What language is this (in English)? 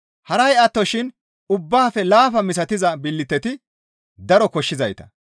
Gamo